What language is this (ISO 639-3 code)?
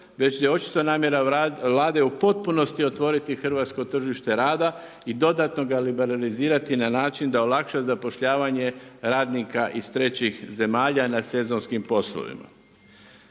hrv